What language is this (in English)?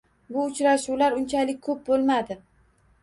Uzbek